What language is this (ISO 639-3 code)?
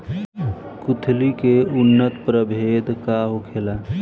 bho